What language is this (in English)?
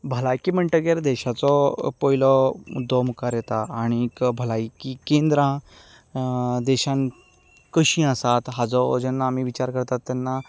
Konkani